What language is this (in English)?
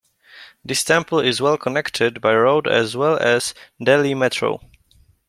English